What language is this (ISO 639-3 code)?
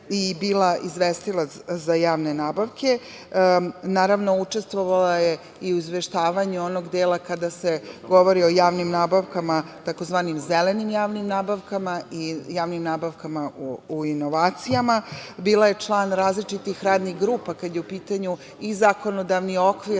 srp